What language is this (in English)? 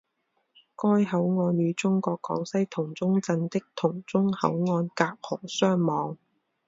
Chinese